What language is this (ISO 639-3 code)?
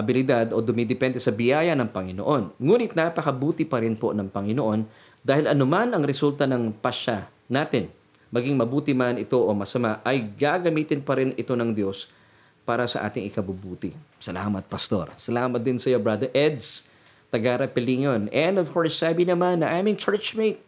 fil